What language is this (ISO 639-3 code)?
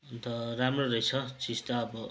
nep